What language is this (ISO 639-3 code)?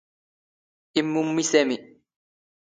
zgh